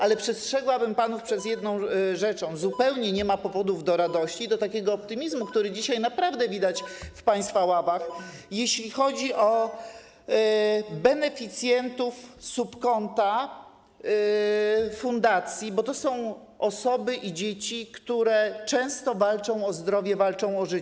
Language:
Polish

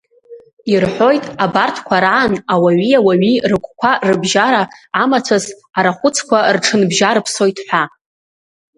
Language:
Abkhazian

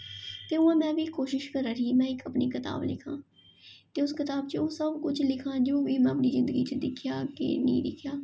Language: Dogri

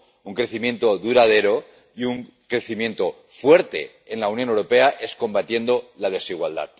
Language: Spanish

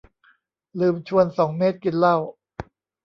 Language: Thai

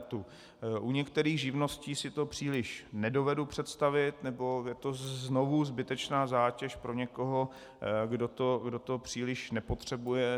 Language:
Czech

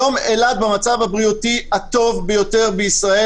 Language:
Hebrew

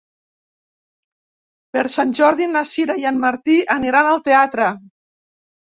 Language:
Catalan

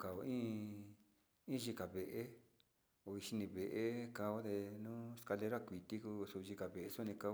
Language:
Sinicahua Mixtec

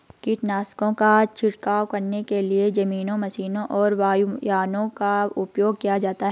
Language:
Hindi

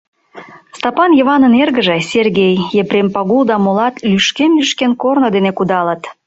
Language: Mari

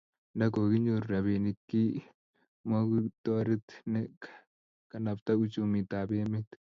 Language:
Kalenjin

